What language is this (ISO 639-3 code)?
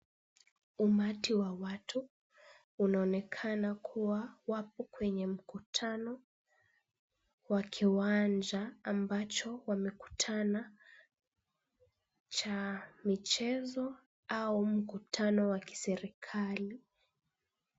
swa